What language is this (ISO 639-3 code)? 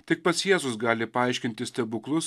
lit